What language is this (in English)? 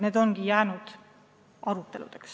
Estonian